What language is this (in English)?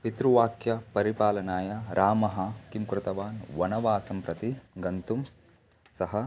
Sanskrit